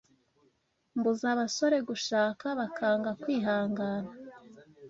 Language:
Kinyarwanda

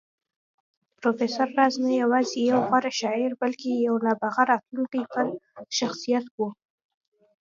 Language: Pashto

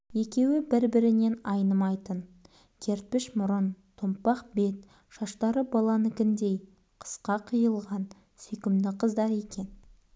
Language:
Kazakh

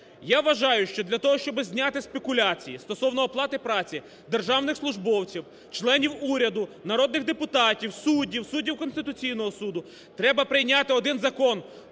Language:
Ukrainian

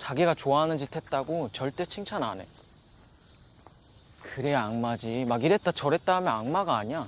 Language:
Korean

